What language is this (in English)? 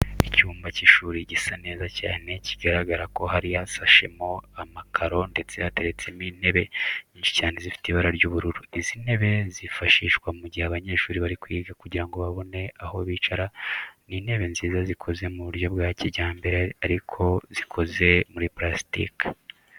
Kinyarwanda